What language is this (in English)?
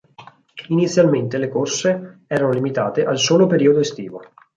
Italian